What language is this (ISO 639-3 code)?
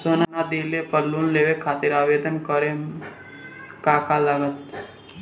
bho